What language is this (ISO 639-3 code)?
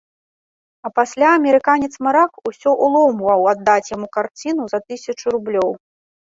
bel